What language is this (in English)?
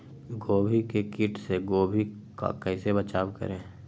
Magahi